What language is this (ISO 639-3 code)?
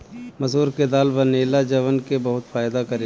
bho